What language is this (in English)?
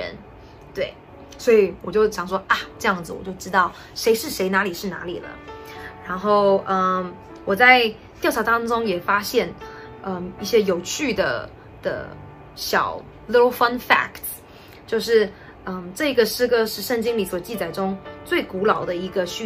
Chinese